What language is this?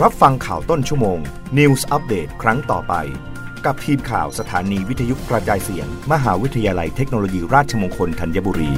Thai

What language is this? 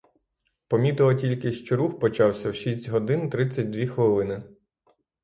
Ukrainian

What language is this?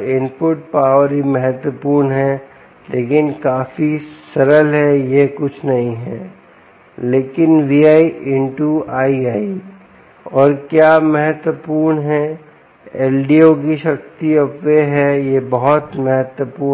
Hindi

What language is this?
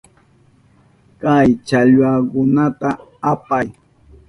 Southern Pastaza Quechua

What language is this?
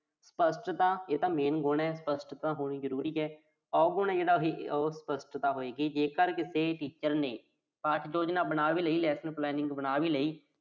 Punjabi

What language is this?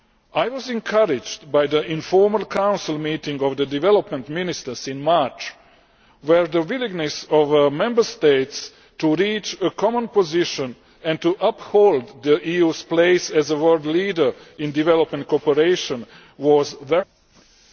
English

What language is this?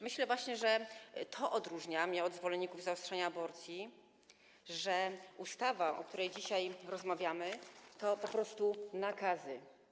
Polish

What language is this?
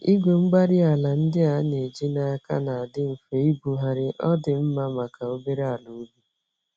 Igbo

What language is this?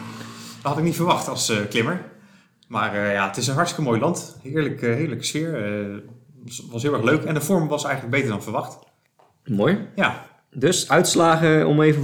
Dutch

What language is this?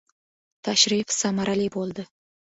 Uzbek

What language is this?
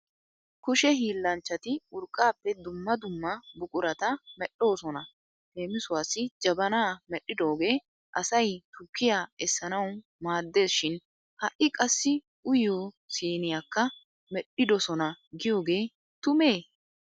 Wolaytta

